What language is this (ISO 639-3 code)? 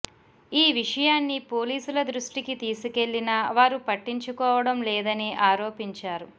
tel